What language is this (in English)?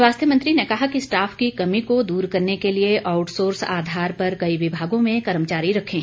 Hindi